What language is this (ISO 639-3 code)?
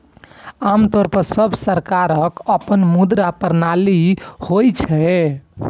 mai